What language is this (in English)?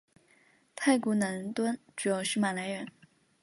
Chinese